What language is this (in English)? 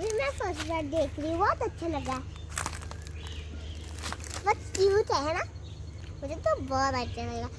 Hindi